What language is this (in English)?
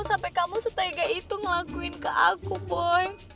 Indonesian